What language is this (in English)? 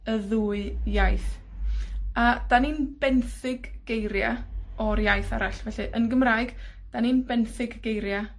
Welsh